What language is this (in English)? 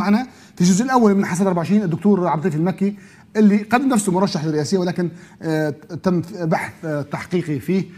Arabic